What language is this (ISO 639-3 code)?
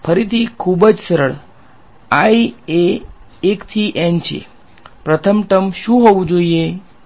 guj